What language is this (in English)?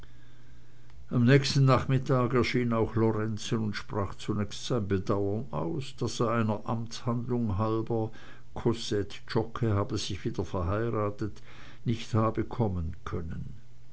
German